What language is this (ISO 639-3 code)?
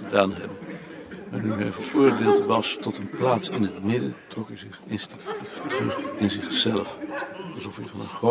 nld